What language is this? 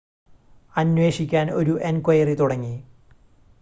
Malayalam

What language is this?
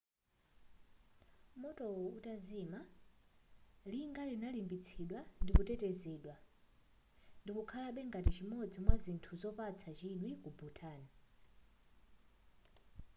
Nyanja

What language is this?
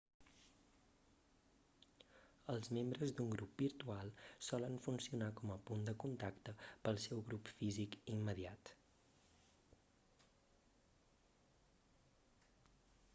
Catalan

